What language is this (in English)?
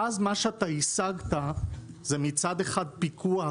Hebrew